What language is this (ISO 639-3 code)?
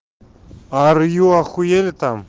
rus